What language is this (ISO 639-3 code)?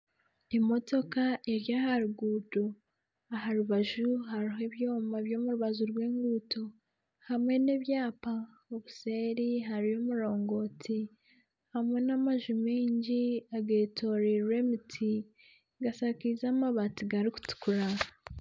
nyn